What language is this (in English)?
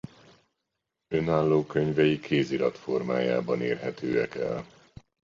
Hungarian